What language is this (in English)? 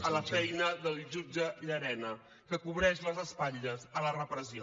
Catalan